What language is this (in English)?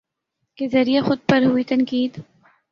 Urdu